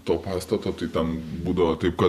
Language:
Lithuanian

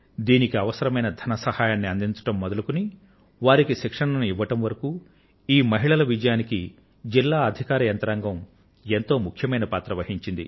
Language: Telugu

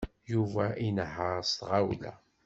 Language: Kabyle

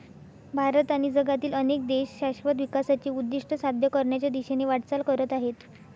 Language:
Marathi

